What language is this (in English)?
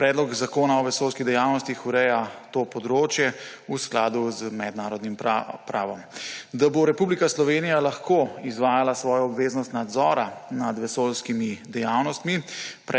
Slovenian